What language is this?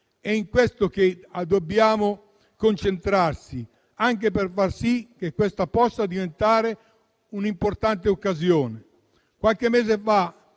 Italian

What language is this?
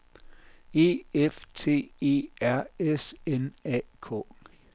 Danish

